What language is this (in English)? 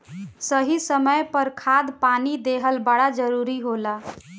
Bhojpuri